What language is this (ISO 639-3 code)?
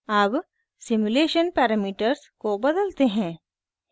hin